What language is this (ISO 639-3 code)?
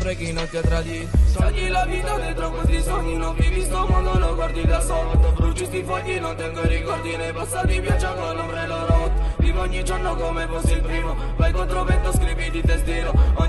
ita